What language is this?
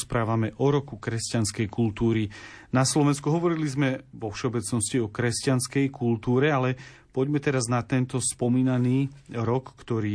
Slovak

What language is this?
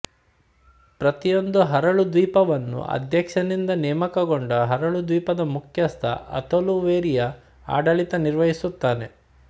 Kannada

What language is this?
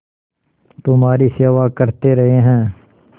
Hindi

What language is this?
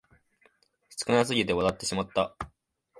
Japanese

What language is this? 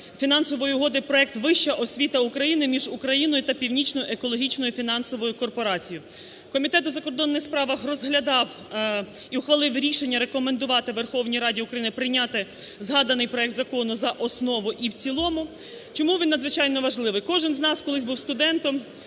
Ukrainian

